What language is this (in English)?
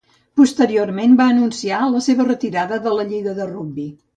Catalan